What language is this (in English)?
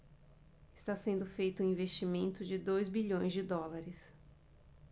Portuguese